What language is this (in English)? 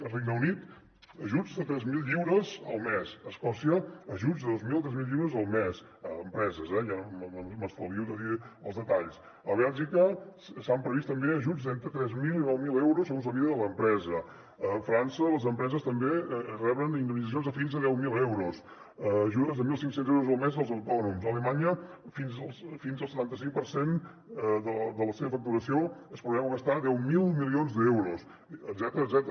Catalan